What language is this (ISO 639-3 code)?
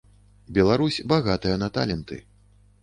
bel